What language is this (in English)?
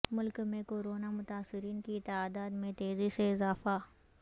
Urdu